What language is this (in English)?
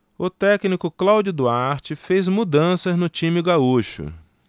Portuguese